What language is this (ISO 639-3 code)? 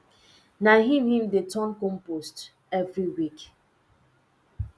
pcm